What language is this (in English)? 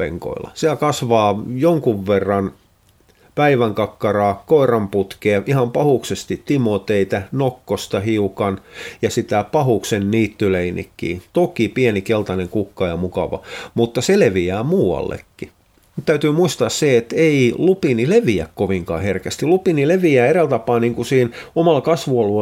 Finnish